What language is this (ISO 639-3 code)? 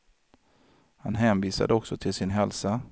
swe